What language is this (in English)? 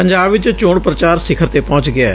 Punjabi